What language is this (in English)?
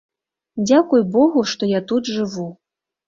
Belarusian